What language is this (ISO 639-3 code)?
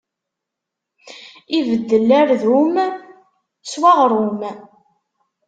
kab